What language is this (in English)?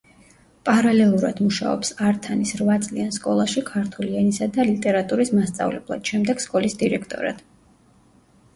Georgian